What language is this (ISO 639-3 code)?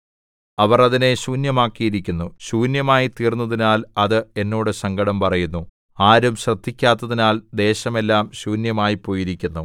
mal